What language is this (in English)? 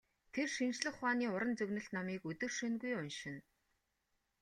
Mongolian